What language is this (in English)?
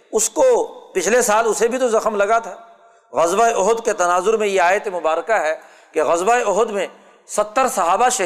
Urdu